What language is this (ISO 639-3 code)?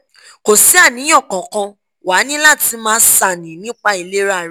yor